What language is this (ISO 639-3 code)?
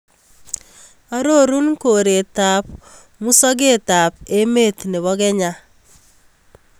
kln